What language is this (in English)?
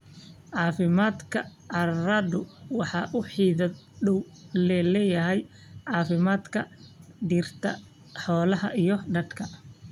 Somali